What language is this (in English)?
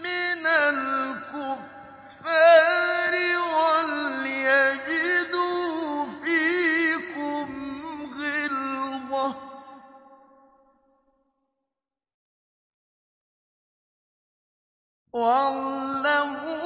Arabic